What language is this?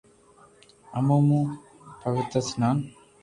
Loarki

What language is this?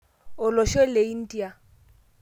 Masai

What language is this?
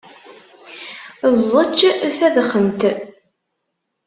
Kabyle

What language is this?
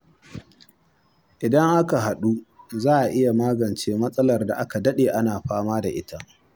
Hausa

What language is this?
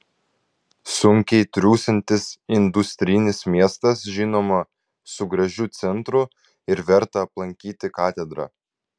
Lithuanian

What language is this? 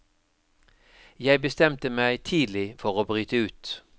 Norwegian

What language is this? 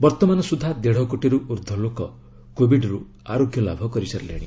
Odia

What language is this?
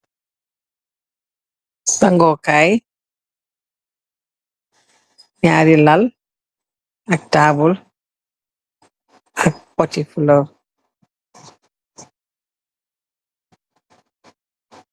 Wolof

